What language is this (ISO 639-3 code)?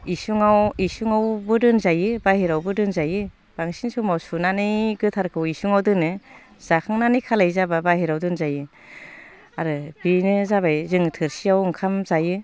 brx